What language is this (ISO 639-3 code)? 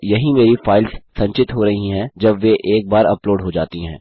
hin